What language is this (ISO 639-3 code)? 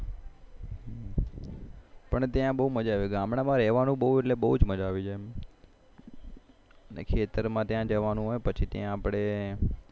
guj